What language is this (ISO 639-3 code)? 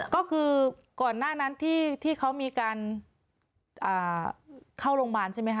tha